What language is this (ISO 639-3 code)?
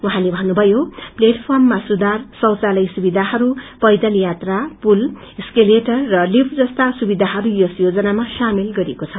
nep